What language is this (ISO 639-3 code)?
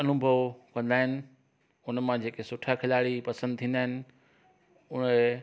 snd